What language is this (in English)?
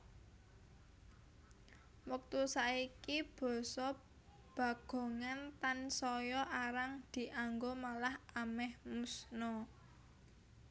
Javanese